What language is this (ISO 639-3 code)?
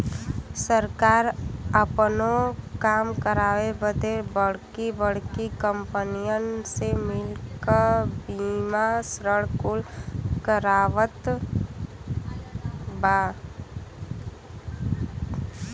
bho